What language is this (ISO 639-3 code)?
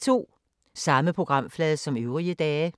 dan